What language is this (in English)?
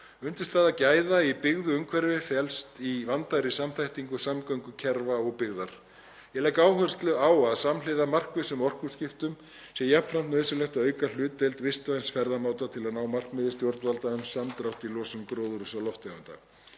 Icelandic